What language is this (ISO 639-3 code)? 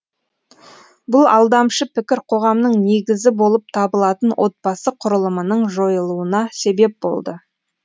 kaz